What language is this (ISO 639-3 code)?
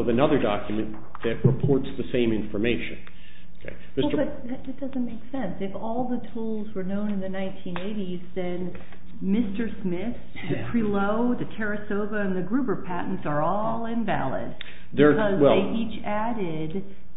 eng